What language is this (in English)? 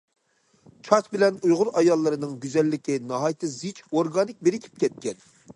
Uyghur